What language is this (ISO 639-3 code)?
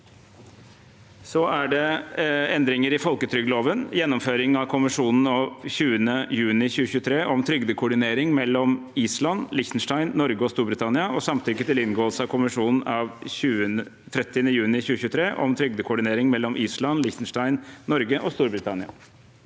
nor